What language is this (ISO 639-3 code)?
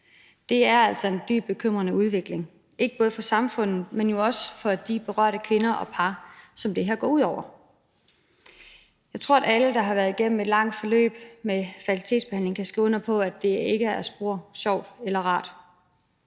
dan